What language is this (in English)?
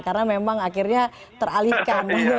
Indonesian